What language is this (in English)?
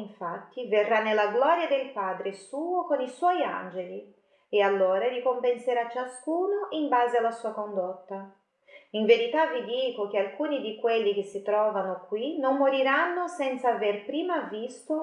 Italian